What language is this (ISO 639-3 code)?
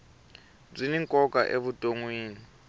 tso